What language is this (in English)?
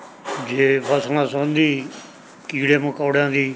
Punjabi